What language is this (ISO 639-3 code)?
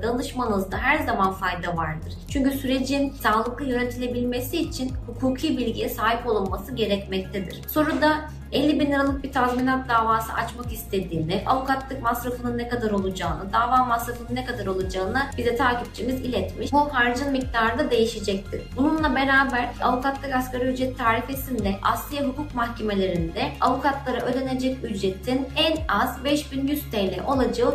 tur